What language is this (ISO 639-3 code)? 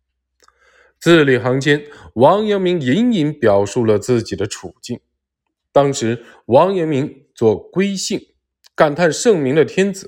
zho